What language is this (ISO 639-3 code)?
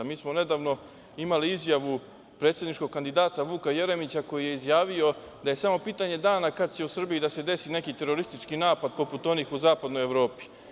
srp